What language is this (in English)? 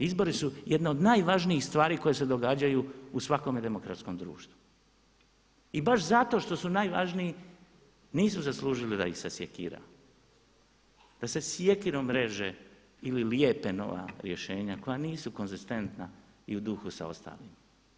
Croatian